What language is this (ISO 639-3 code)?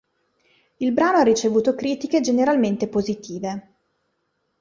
ita